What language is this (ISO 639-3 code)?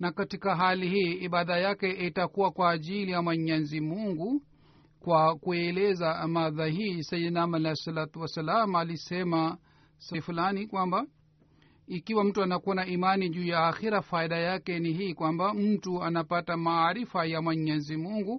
swa